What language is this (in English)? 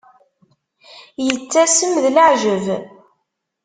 Kabyle